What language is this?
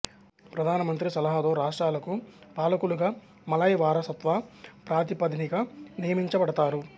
Telugu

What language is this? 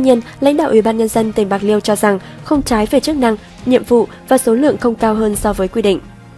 Vietnamese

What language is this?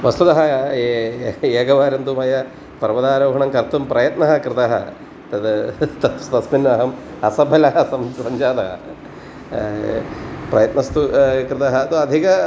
Sanskrit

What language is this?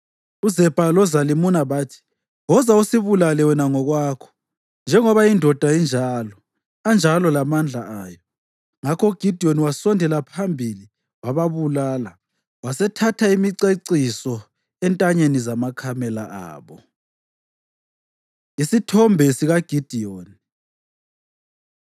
North Ndebele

